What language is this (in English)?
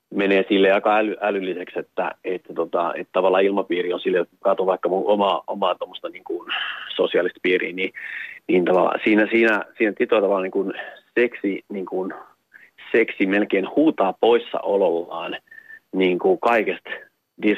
Finnish